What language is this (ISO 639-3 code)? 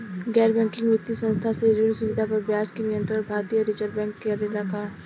bho